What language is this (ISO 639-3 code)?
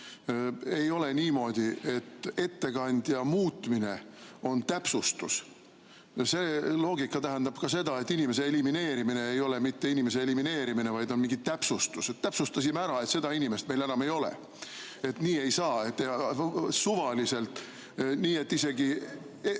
est